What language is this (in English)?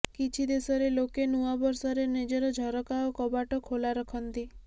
Odia